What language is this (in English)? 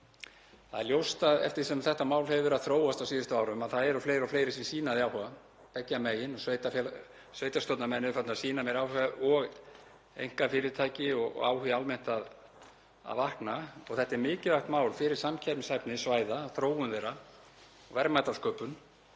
Icelandic